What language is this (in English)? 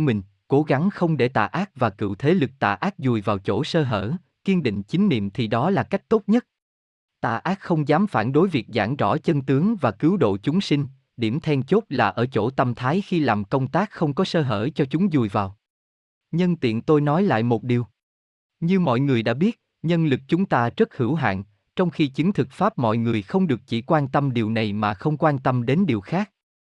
Vietnamese